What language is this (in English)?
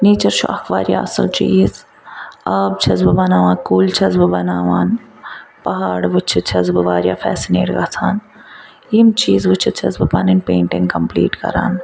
Kashmiri